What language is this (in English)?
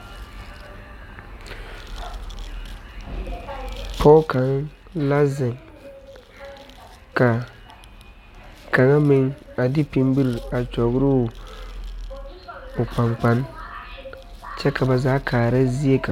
Southern Dagaare